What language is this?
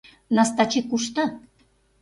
Mari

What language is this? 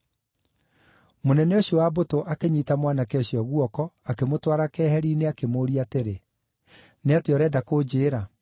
Kikuyu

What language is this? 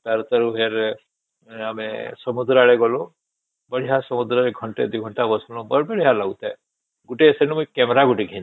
Odia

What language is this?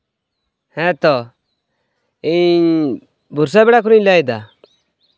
Santali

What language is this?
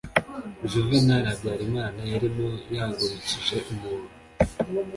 Kinyarwanda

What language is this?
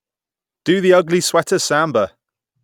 English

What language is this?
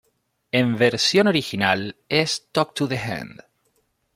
Spanish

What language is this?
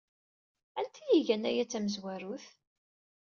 Kabyle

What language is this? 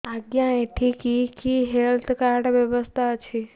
Odia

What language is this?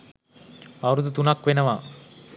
Sinhala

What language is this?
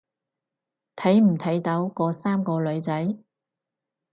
Cantonese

